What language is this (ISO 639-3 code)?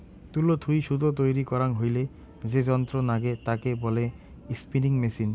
ben